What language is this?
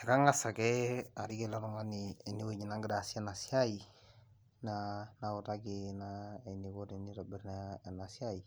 Masai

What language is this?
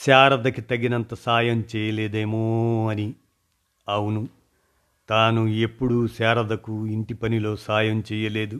Telugu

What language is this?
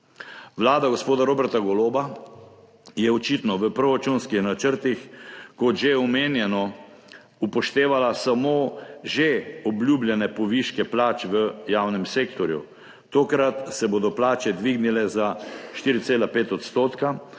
Slovenian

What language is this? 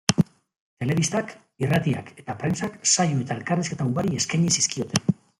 Basque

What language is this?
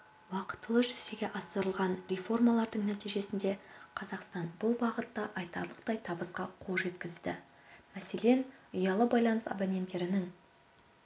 Kazakh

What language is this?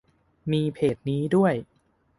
Thai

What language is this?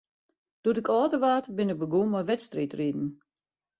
Western Frisian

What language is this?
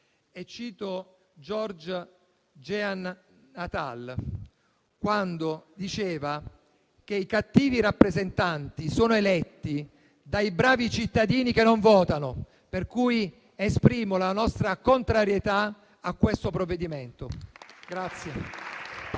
Italian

